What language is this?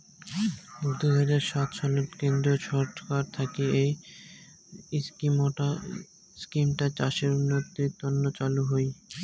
Bangla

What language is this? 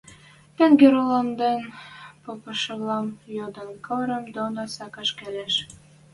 Western Mari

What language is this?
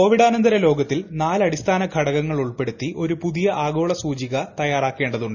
Malayalam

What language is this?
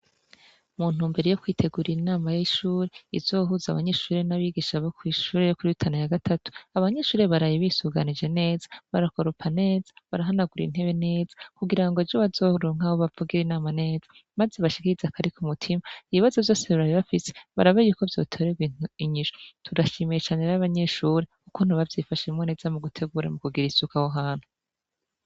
Rundi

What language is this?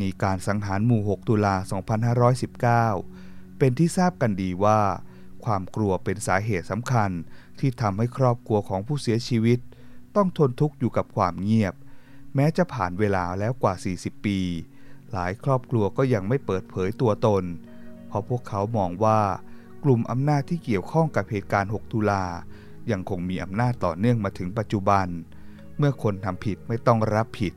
Thai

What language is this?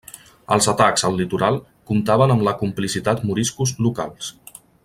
Catalan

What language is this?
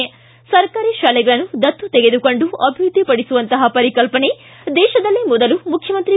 Kannada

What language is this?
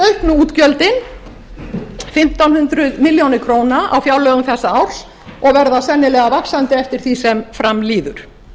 Icelandic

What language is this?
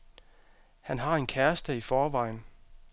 Danish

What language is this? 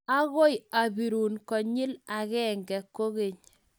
Kalenjin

